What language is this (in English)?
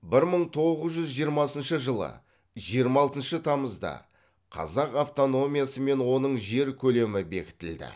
Kazakh